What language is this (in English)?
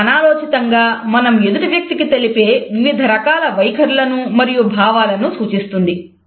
Telugu